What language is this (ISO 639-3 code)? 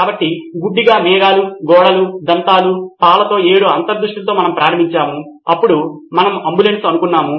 tel